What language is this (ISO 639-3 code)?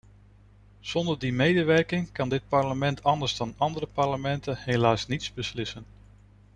nld